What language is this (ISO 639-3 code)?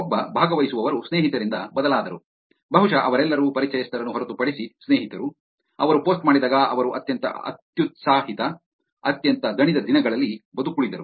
kan